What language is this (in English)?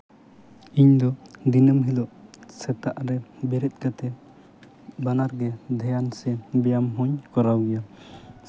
Santali